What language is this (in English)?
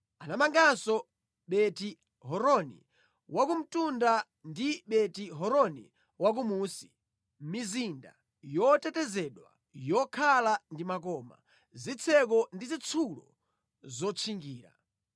Nyanja